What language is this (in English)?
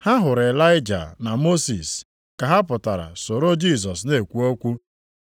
Igbo